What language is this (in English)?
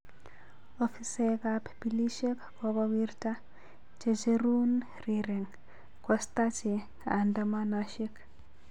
Kalenjin